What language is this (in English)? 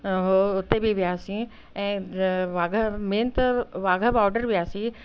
Sindhi